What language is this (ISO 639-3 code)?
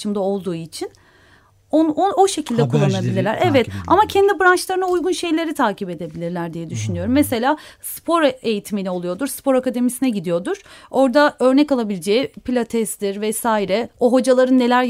tur